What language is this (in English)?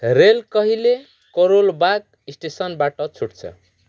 Nepali